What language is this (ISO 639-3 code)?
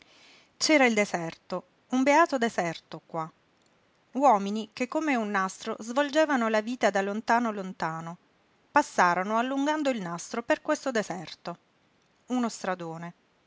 ita